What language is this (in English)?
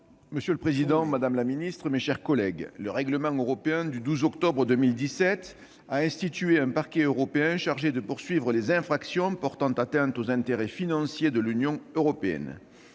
French